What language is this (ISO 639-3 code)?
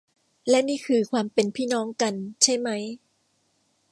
tha